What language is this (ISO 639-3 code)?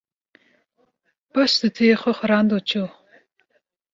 kur